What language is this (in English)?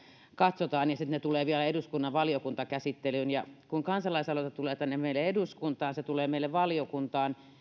Finnish